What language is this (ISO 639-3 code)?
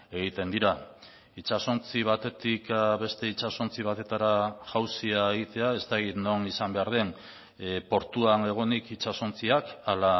eus